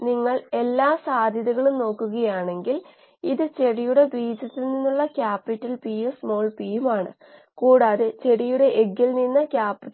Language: Malayalam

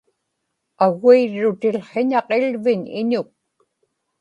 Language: Inupiaq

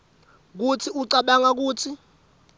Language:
Swati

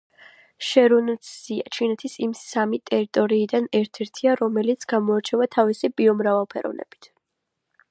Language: Georgian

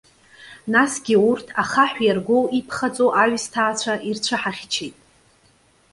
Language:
Abkhazian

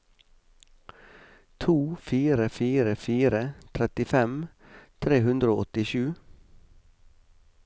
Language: Norwegian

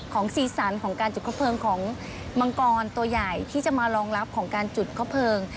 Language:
Thai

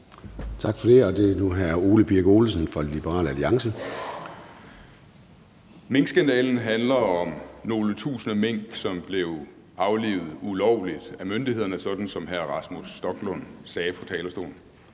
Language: Danish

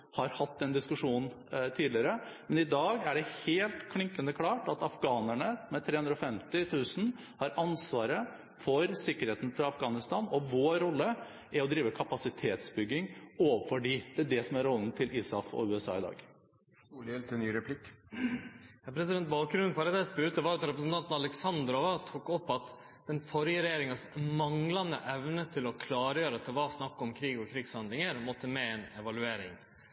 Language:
Norwegian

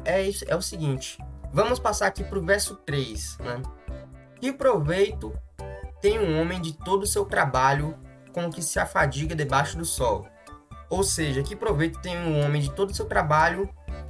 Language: Portuguese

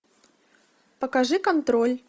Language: Russian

